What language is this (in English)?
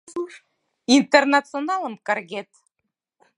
Mari